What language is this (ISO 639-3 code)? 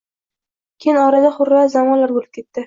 uzb